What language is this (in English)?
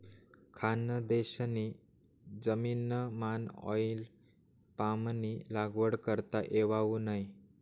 Marathi